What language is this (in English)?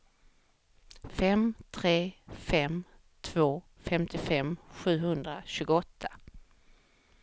Swedish